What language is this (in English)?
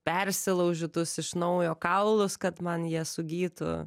Lithuanian